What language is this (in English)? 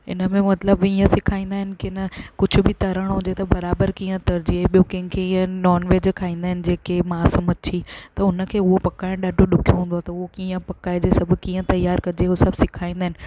Sindhi